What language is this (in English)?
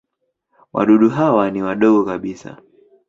Swahili